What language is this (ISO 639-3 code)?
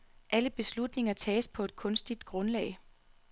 dan